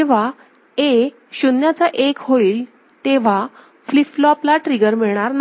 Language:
Marathi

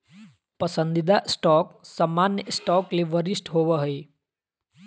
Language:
Magahi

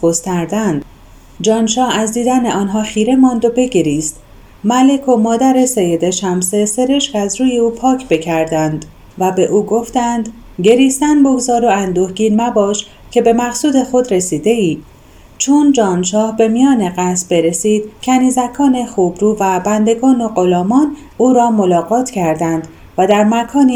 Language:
Persian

